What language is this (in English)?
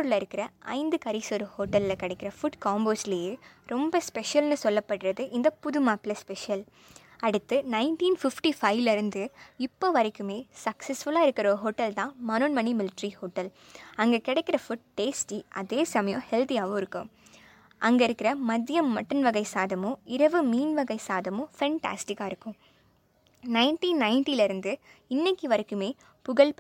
Tamil